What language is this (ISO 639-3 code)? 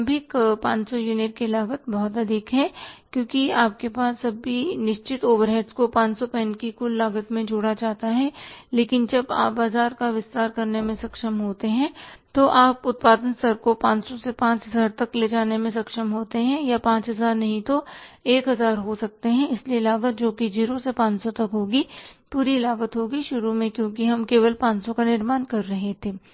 hin